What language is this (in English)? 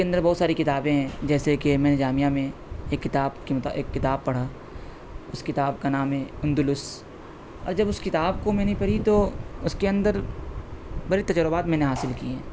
Urdu